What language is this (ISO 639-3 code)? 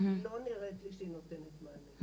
heb